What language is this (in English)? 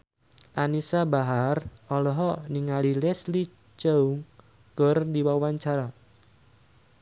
Sundanese